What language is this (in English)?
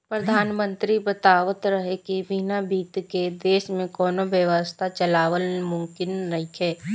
Bhojpuri